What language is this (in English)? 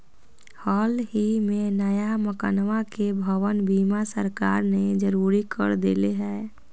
Magahi